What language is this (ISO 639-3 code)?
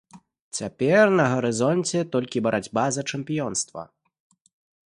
bel